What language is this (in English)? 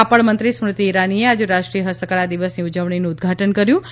Gujarati